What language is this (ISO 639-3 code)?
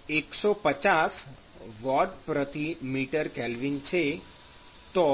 guj